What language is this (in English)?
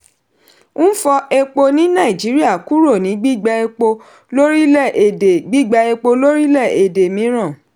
Yoruba